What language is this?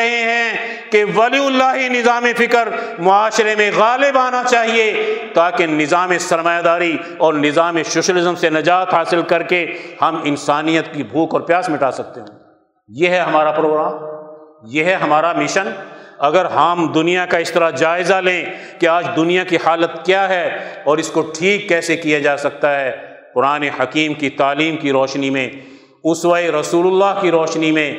Urdu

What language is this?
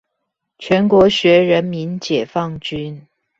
Chinese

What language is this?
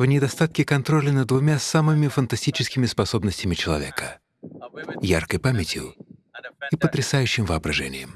Russian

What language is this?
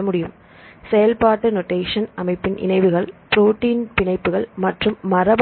Tamil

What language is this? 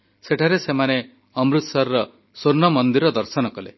Odia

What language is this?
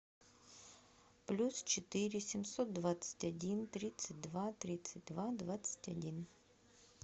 Russian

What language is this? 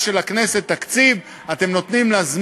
Hebrew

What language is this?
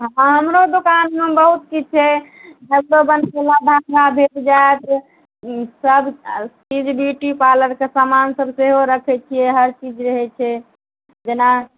Maithili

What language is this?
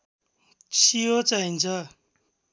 Nepali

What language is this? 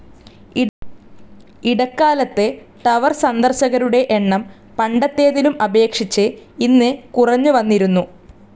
Malayalam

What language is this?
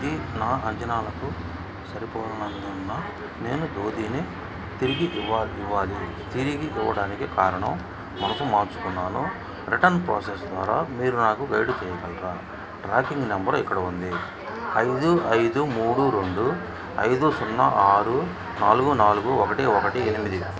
Telugu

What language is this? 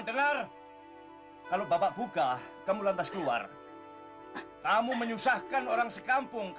Indonesian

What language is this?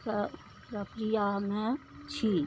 Maithili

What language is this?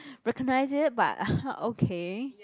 English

